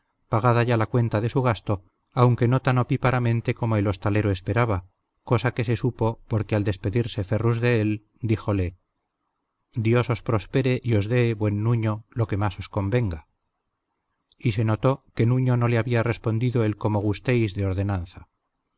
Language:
Spanish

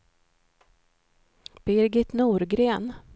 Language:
Swedish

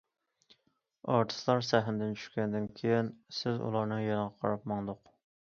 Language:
Uyghur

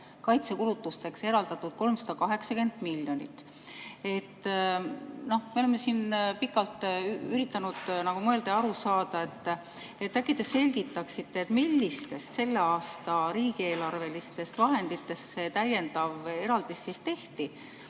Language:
Estonian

